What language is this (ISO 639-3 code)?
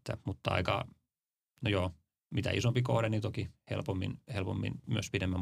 fin